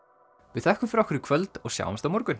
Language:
Icelandic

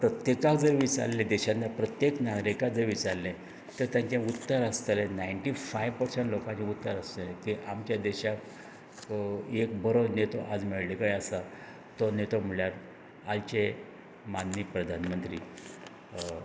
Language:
Konkani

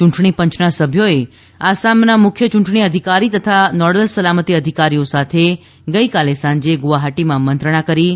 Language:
Gujarati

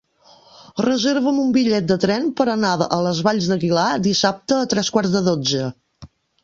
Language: Catalan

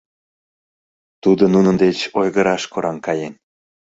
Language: Mari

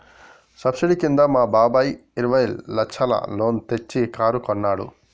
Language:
Telugu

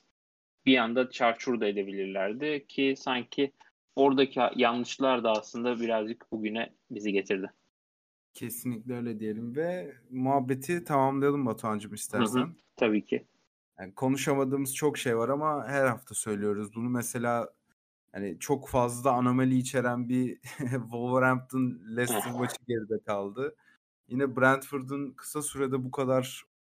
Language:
Turkish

